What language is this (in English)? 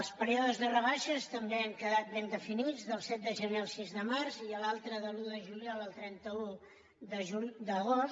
Catalan